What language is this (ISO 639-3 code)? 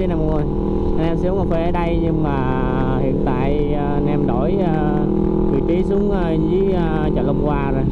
vie